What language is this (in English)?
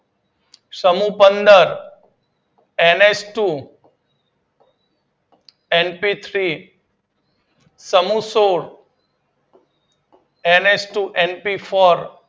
Gujarati